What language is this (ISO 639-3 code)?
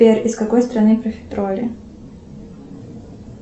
rus